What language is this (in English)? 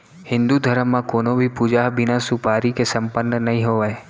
Chhattisgarhi